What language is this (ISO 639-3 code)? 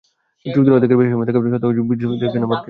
ben